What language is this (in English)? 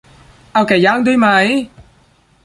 Thai